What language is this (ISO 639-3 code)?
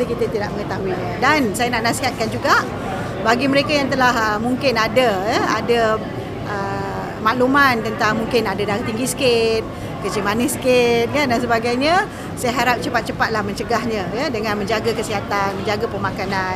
msa